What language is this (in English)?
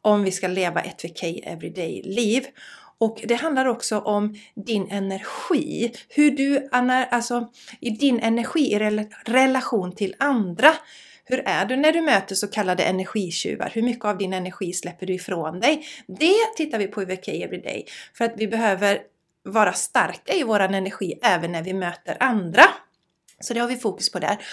Swedish